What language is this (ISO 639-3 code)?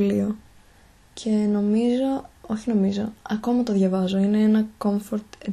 ell